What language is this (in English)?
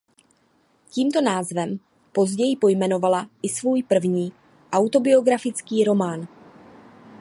Czech